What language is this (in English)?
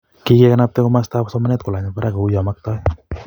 Kalenjin